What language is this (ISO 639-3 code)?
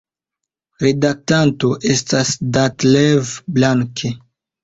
epo